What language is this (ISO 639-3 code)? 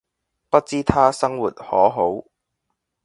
yue